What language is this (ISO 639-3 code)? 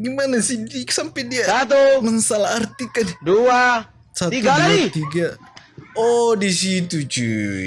ind